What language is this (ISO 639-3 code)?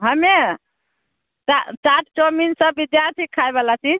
mai